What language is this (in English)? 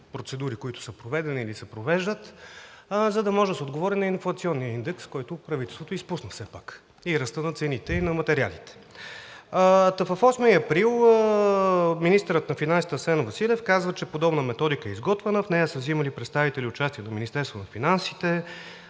Bulgarian